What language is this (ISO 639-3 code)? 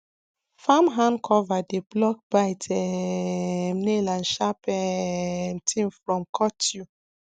pcm